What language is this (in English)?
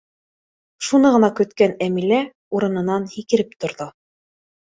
Bashkir